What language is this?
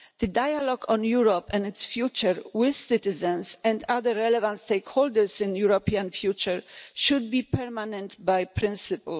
English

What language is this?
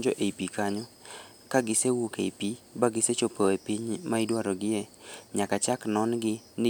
Luo (Kenya and Tanzania)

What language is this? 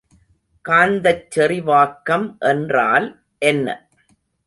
Tamil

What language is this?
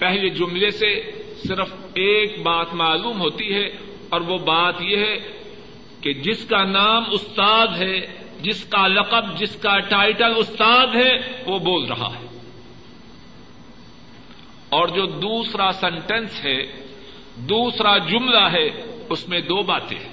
Urdu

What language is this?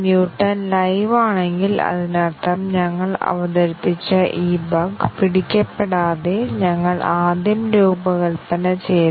Malayalam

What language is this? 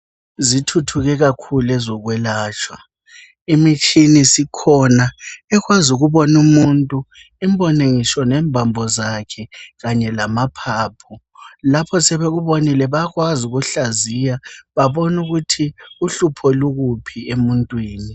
North Ndebele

